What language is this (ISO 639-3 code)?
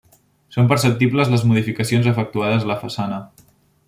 cat